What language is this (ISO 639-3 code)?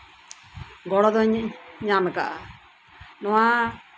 sat